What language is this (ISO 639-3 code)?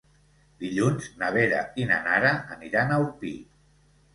cat